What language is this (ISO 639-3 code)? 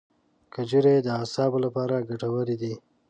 pus